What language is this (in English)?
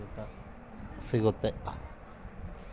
Kannada